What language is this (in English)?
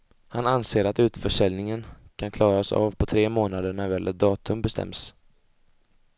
Swedish